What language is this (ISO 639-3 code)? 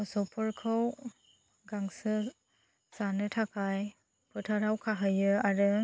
brx